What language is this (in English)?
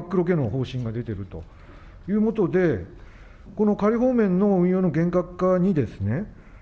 Japanese